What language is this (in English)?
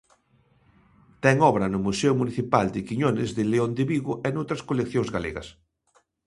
Galician